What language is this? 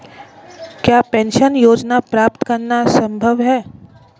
Hindi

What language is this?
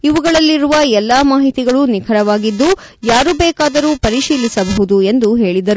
Kannada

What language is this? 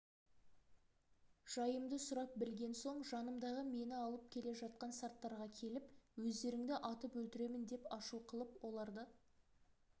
Kazakh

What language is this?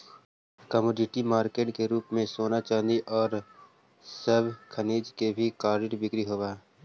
Magahi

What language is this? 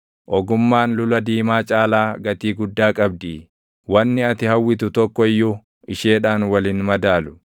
Oromo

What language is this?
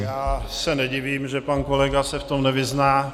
Czech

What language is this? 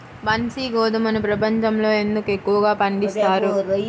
Telugu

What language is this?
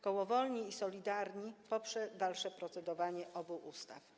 Polish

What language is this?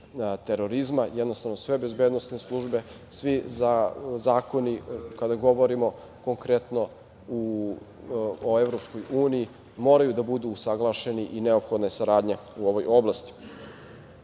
Serbian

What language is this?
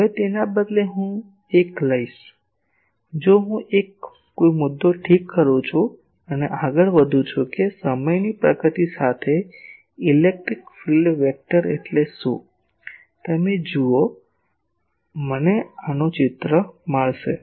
Gujarati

